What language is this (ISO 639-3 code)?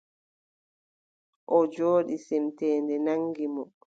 fub